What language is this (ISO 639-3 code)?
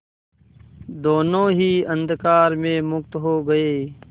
hin